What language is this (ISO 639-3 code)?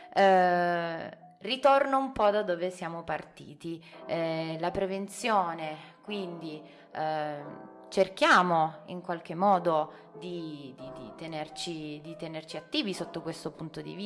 ita